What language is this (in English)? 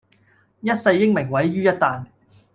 Cantonese